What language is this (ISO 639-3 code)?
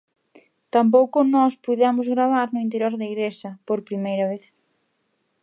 glg